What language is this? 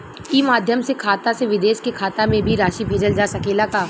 Bhojpuri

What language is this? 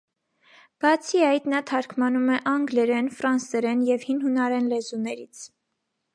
Armenian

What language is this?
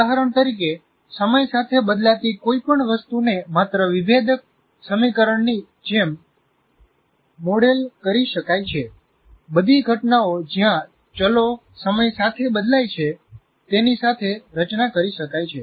Gujarati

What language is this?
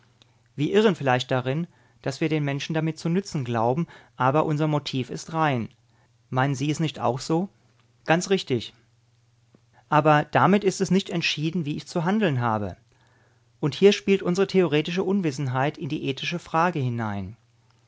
German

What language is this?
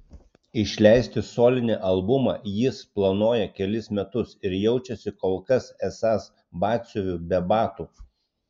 Lithuanian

